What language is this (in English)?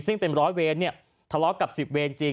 Thai